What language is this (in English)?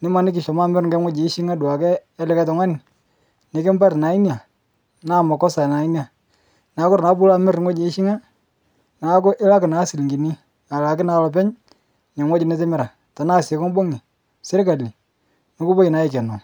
Masai